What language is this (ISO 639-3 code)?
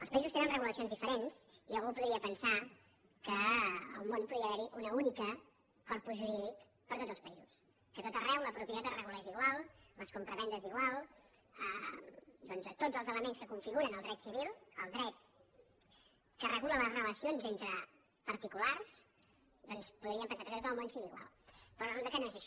cat